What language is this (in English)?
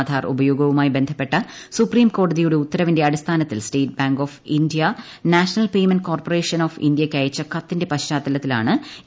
Malayalam